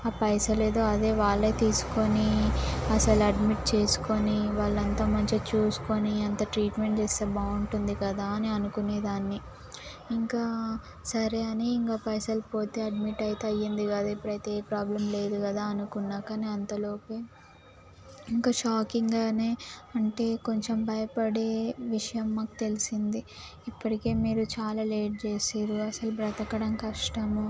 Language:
Telugu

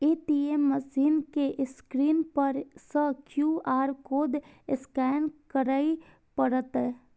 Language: Maithili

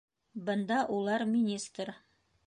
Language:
Bashkir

